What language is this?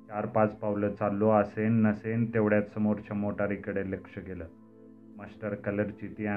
Marathi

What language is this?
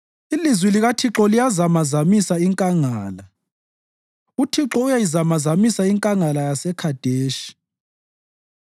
North Ndebele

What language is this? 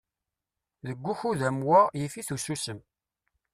Kabyle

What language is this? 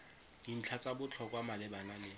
Tswana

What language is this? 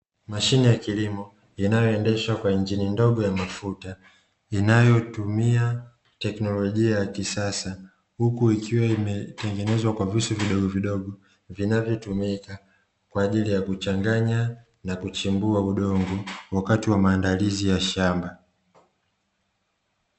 Swahili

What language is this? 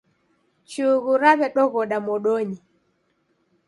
Taita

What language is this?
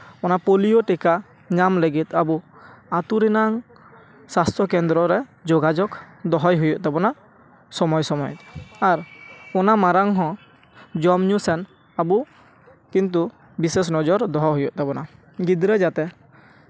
Santali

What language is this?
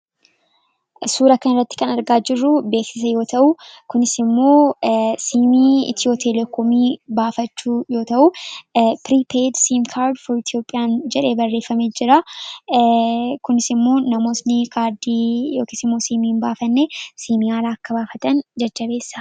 Oromo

